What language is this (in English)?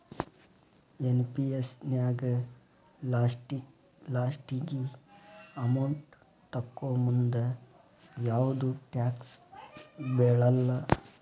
Kannada